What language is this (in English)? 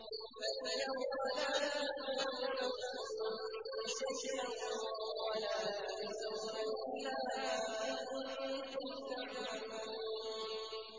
Arabic